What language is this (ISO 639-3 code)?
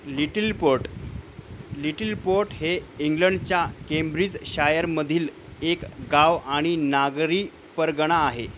mar